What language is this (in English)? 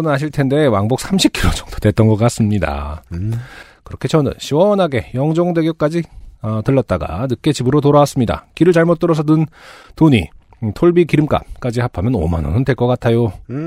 Korean